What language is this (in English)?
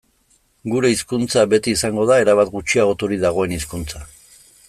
Basque